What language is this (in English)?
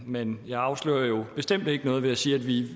Danish